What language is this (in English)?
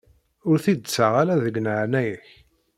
Kabyle